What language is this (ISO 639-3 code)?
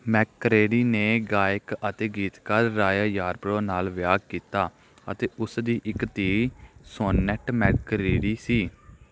pan